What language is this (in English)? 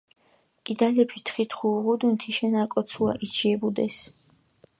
Mingrelian